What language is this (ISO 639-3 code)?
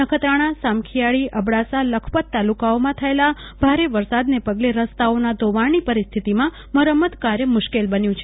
guj